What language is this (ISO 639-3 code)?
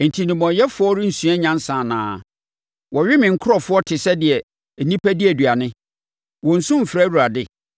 aka